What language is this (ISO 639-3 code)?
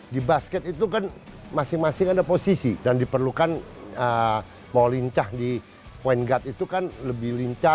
ind